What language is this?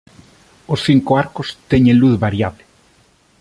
Galician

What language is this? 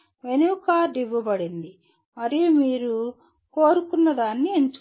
Telugu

